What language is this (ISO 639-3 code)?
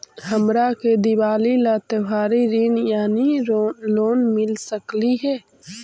mag